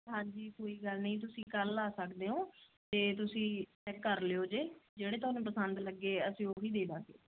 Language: Punjabi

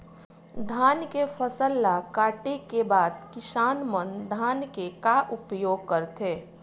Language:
Chhattisgarhi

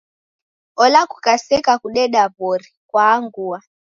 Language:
Taita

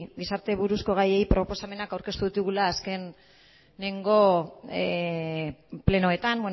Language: Basque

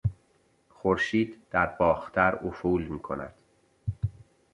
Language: Persian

